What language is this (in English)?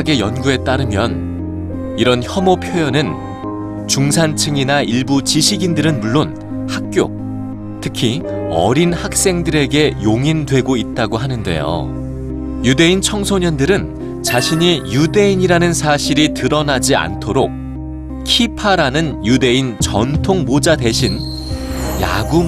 Korean